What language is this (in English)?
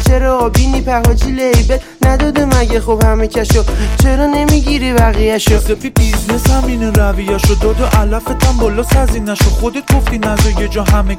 Persian